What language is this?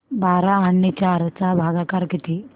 Marathi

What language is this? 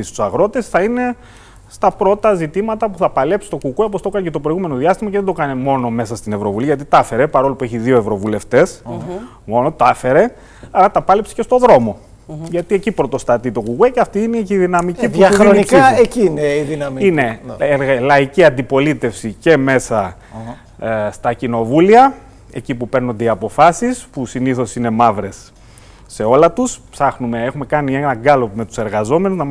Greek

